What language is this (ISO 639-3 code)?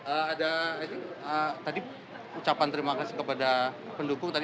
ind